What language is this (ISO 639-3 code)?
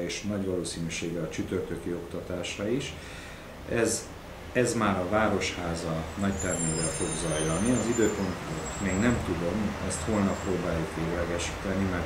hun